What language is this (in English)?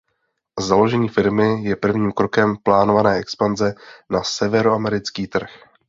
Czech